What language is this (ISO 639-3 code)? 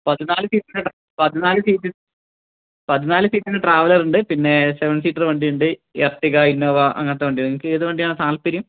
mal